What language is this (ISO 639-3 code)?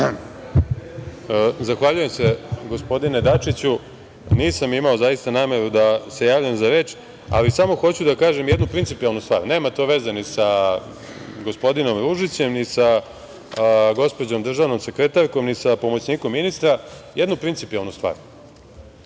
srp